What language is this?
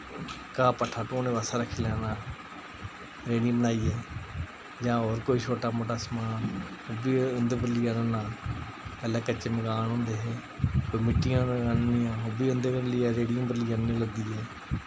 Dogri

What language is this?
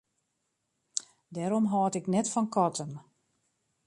Western Frisian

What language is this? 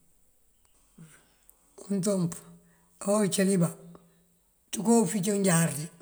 Mandjak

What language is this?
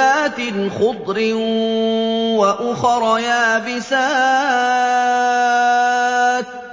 Arabic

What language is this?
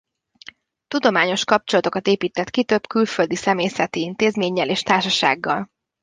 Hungarian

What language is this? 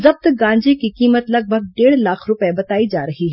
Hindi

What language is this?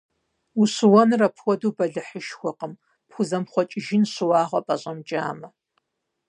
Kabardian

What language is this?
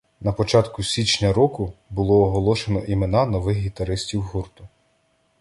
Ukrainian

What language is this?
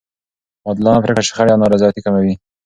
Pashto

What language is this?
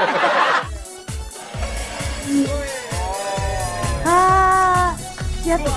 Indonesian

